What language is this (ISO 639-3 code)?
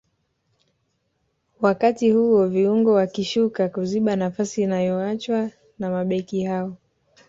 swa